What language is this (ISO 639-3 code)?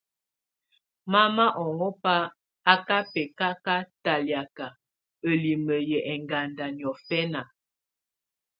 tvu